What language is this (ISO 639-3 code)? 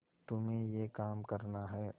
hin